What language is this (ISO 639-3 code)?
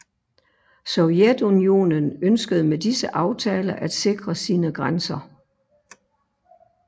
dan